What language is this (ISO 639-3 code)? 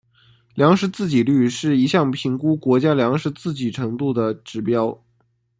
zho